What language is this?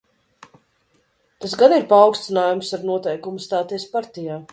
Latvian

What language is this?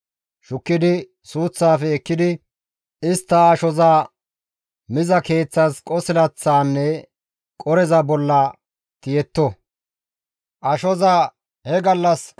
Gamo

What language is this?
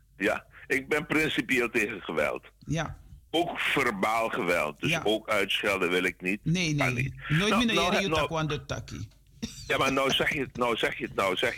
Dutch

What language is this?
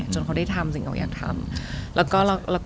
Thai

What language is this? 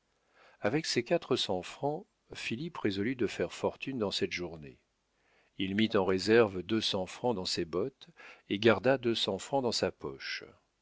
French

